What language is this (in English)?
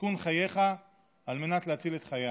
Hebrew